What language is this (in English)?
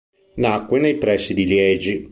Italian